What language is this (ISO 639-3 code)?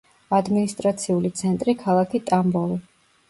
kat